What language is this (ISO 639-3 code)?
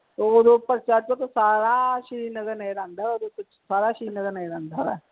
pan